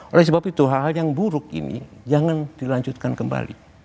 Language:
Indonesian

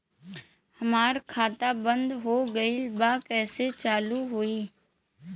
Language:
Bhojpuri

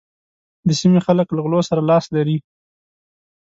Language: Pashto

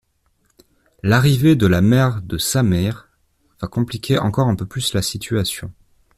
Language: French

